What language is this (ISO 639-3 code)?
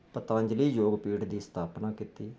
pan